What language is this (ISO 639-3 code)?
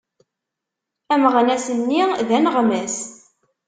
kab